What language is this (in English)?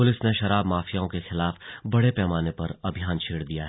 Hindi